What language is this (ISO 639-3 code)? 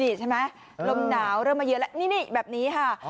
tha